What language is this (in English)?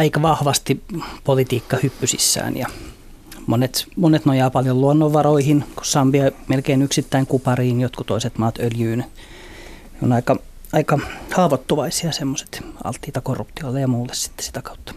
Finnish